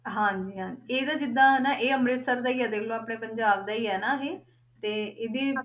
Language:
Punjabi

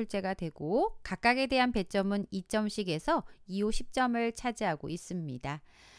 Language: Korean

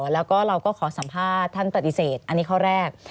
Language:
Thai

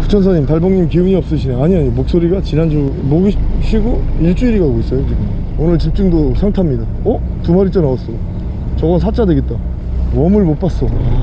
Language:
Korean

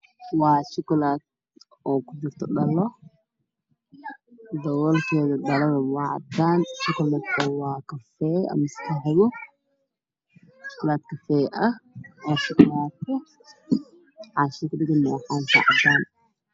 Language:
Somali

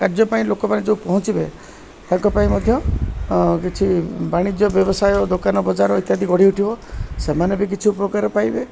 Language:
Odia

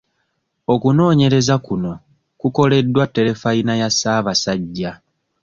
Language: Ganda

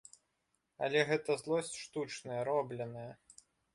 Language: Belarusian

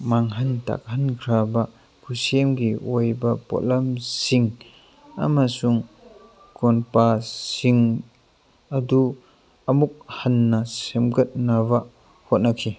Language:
Manipuri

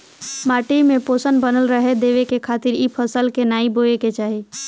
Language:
Bhojpuri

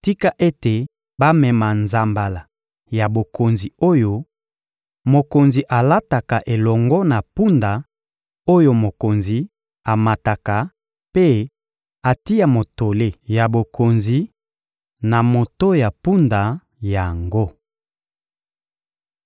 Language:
Lingala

